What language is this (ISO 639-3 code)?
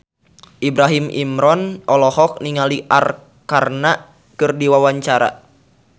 sun